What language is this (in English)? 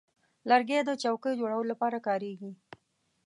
Pashto